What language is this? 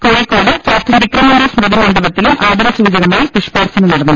Malayalam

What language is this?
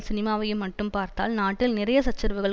Tamil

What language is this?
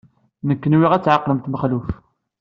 Kabyle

